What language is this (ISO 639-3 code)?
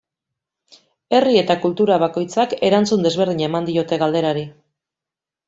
eus